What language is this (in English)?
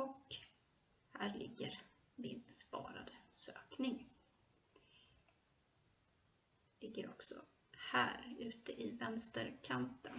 Swedish